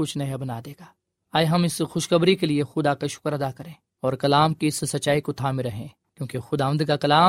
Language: Urdu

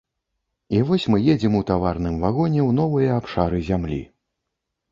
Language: Belarusian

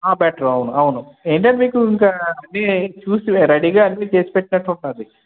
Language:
Telugu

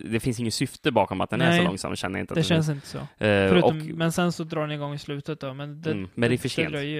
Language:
Swedish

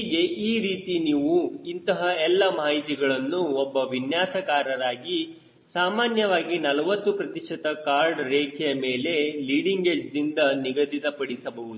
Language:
Kannada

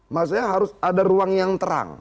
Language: Indonesian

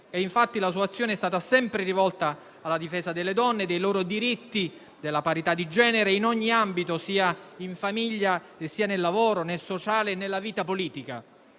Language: Italian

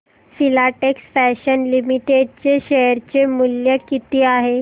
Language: Marathi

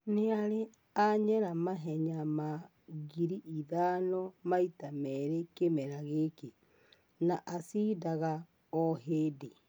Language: Kikuyu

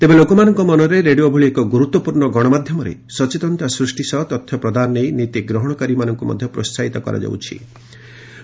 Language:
Odia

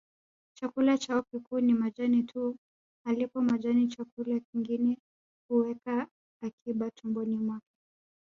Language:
Swahili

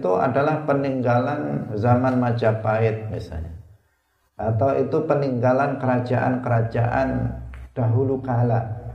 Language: Indonesian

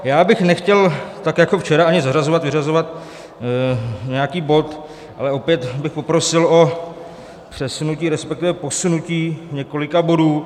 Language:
Czech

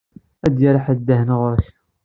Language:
Kabyle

